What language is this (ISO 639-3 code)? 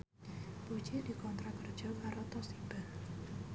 jav